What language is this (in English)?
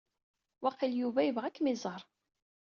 Kabyle